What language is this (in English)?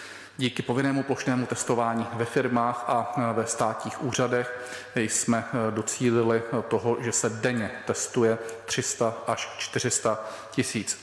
Czech